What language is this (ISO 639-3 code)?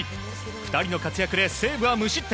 jpn